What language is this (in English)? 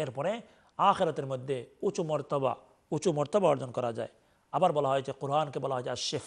Arabic